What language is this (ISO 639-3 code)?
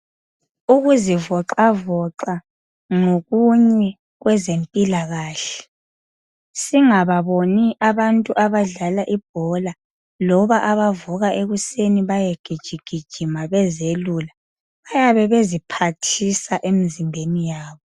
nde